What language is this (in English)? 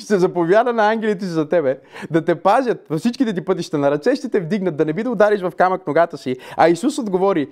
Bulgarian